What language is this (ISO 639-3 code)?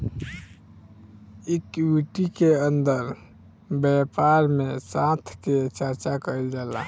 bho